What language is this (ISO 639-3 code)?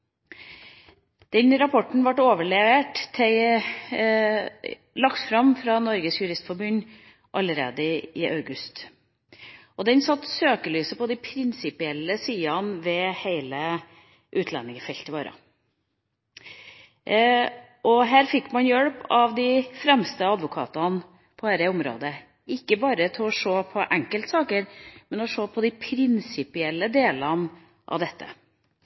nob